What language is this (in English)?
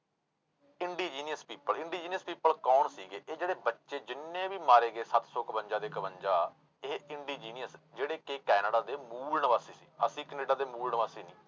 Punjabi